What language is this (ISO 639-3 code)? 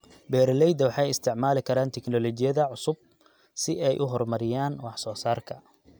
som